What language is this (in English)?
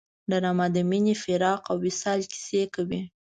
Pashto